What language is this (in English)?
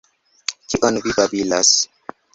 Esperanto